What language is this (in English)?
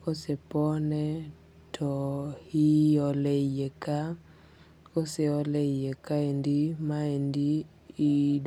Luo (Kenya and Tanzania)